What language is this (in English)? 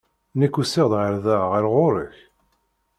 Kabyle